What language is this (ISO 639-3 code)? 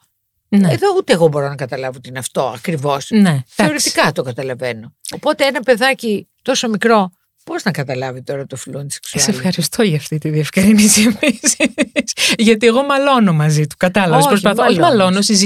ell